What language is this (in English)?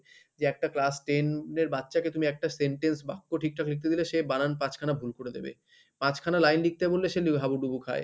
Bangla